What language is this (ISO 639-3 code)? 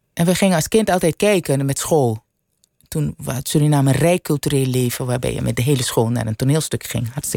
nld